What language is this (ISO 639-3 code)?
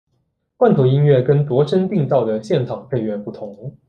zho